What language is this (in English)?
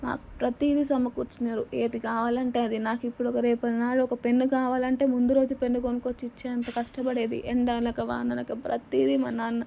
Telugu